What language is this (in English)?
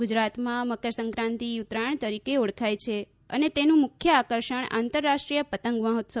Gujarati